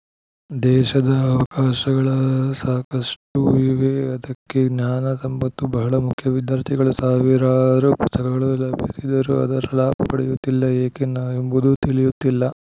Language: Kannada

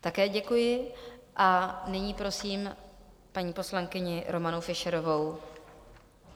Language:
Czech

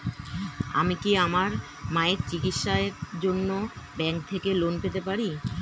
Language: Bangla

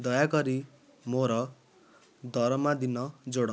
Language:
Odia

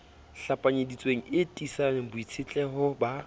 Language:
Southern Sotho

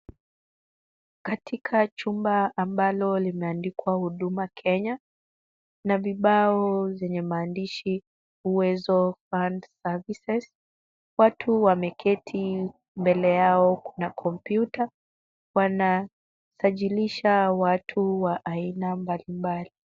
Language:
Swahili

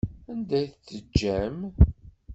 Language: Kabyle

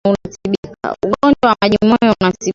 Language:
Swahili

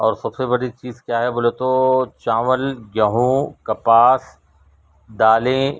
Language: Urdu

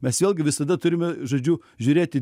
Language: Lithuanian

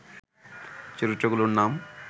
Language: Bangla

